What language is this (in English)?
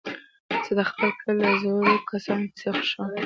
Pashto